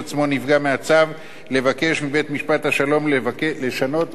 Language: Hebrew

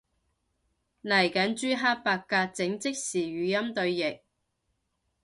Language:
Cantonese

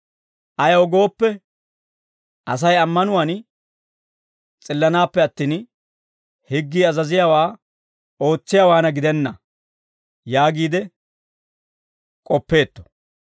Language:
Dawro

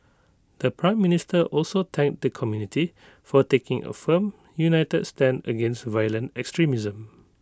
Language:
English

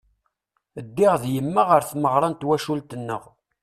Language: Kabyle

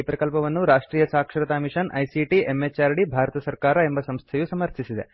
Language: Kannada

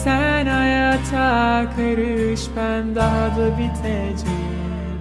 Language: Turkish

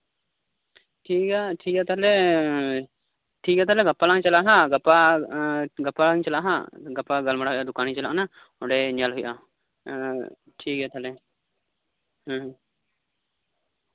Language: Santali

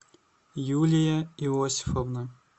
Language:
Russian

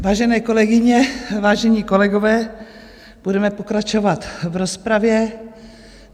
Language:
Czech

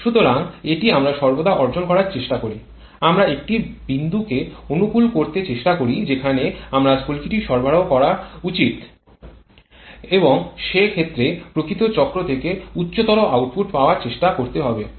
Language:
Bangla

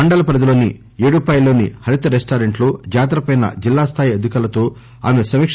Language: Telugu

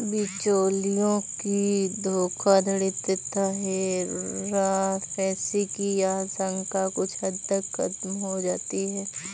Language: Hindi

